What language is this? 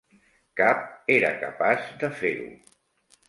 Catalan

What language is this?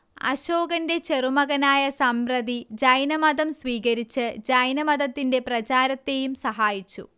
Malayalam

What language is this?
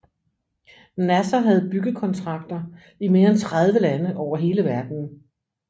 Danish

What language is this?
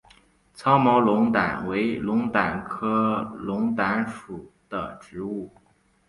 Chinese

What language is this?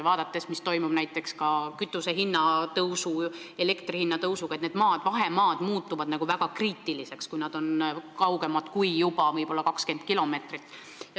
Estonian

